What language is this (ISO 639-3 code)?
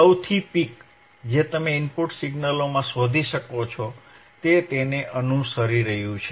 guj